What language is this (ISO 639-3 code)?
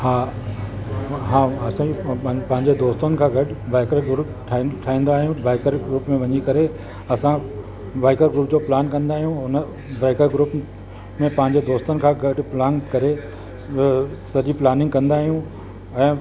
snd